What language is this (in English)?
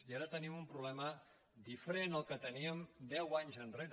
Catalan